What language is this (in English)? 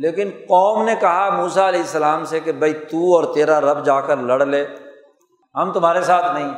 Urdu